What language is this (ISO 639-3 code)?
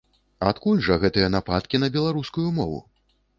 bel